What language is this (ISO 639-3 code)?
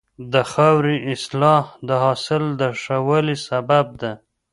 pus